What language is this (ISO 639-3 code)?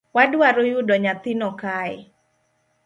luo